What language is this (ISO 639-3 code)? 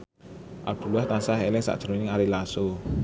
jav